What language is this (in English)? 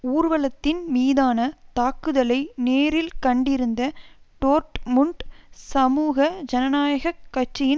Tamil